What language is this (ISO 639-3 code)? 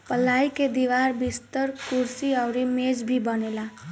bho